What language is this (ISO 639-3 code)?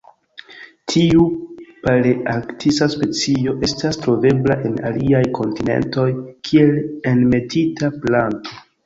epo